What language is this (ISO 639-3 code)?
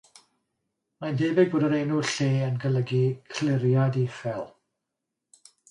cym